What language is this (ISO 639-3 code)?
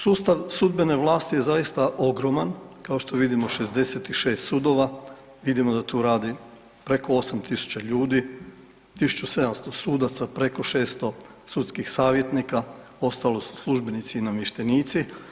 hrv